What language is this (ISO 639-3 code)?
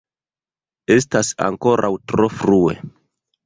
epo